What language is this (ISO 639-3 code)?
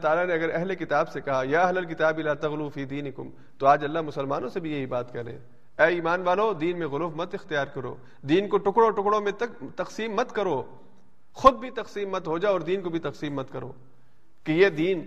urd